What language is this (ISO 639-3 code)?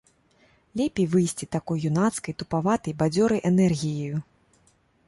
bel